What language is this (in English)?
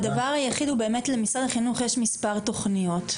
Hebrew